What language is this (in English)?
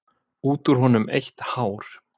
Icelandic